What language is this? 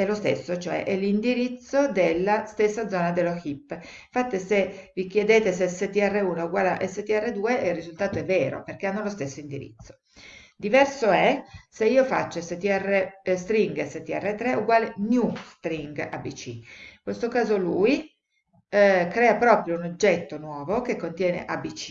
Italian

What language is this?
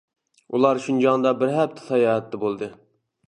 Uyghur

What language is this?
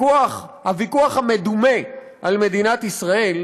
Hebrew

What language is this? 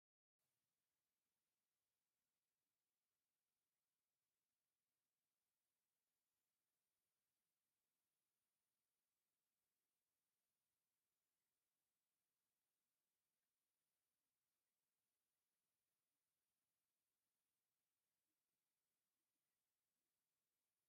Tigrinya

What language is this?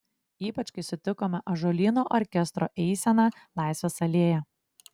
Lithuanian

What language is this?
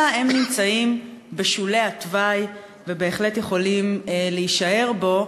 Hebrew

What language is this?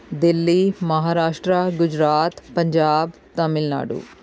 Punjabi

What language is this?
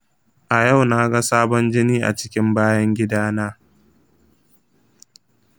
Hausa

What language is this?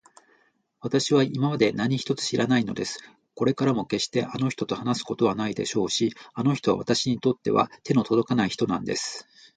Japanese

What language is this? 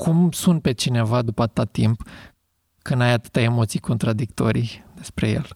Romanian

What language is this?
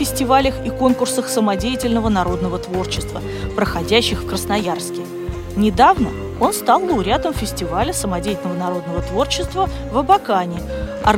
Russian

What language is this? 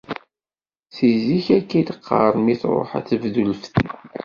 Kabyle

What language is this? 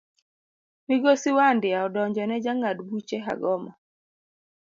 Luo (Kenya and Tanzania)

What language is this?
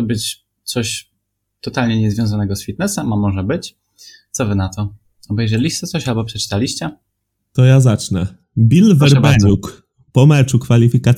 Polish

